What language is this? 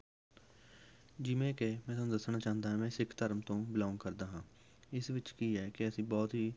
Punjabi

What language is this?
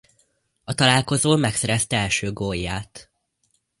Hungarian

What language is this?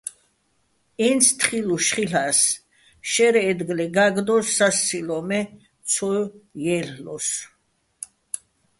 Bats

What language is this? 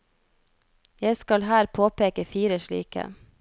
Norwegian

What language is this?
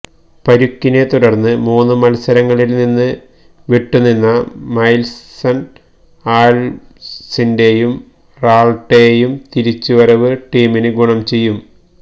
Malayalam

